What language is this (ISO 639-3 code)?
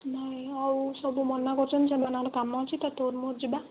ori